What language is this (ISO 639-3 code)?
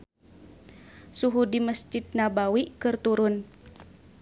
sun